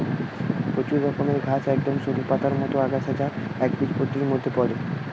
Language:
Bangla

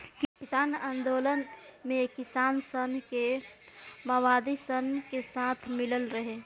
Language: Bhojpuri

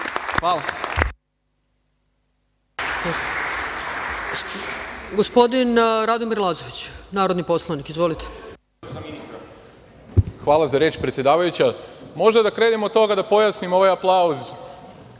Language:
Serbian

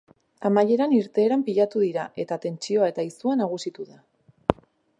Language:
Basque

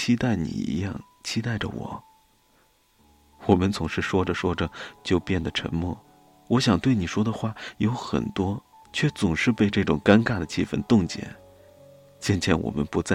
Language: Chinese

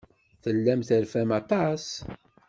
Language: Kabyle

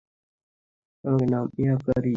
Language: Bangla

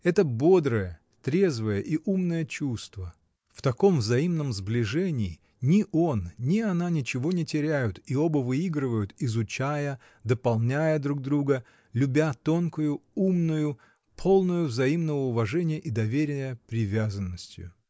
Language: Russian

